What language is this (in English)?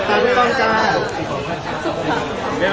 Thai